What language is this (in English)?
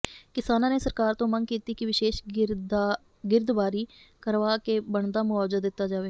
Punjabi